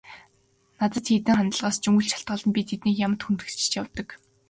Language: Mongolian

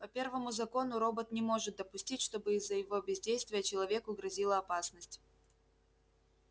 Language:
Russian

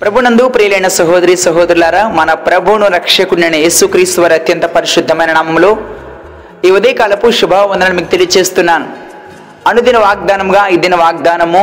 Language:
Telugu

